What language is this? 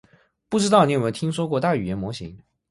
Chinese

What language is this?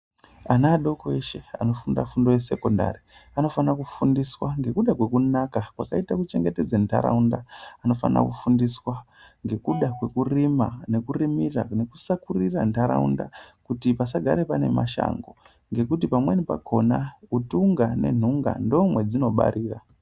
Ndau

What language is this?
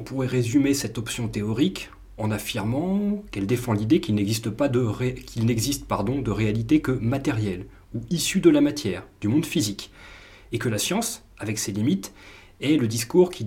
French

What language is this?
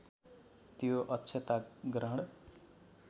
Nepali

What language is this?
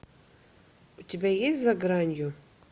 Russian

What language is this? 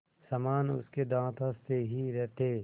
Hindi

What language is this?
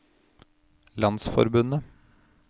Norwegian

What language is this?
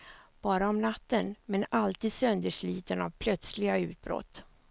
Swedish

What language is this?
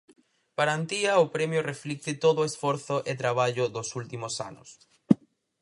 Galician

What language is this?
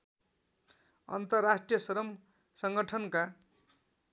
Nepali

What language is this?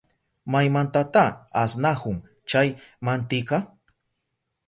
Southern Pastaza Quechua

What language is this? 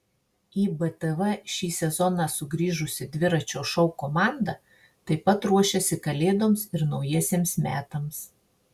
Lithuanian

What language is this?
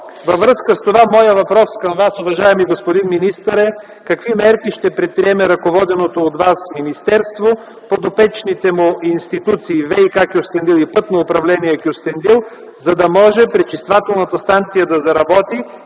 Bulgarian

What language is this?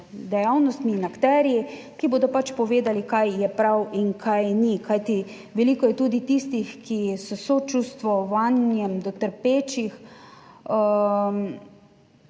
Slovenian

